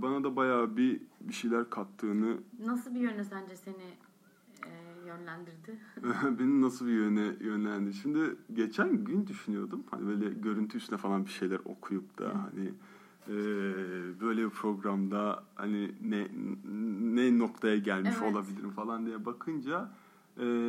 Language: Turkish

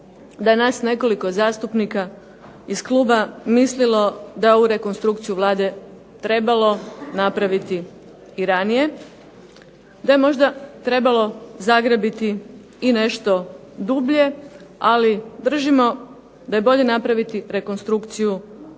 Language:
Croatian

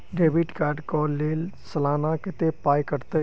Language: Maithili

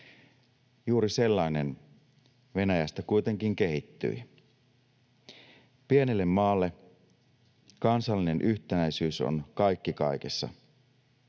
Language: Finnish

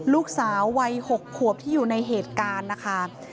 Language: Thai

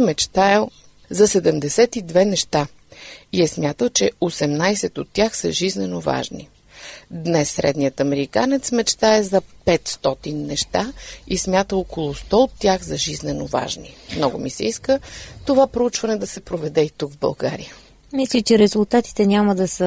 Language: Bulgarian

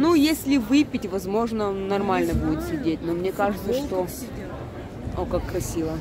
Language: Russian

